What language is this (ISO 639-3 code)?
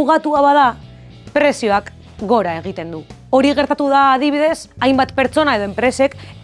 eus